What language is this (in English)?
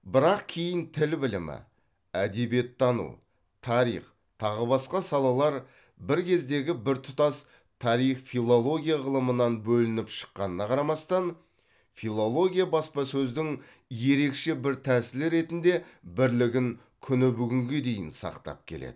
Kazakh